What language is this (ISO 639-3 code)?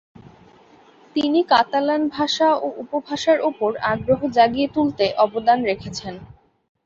ben